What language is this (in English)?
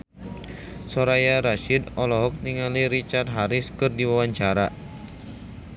Sundanese